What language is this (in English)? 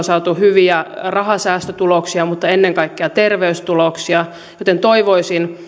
Finnish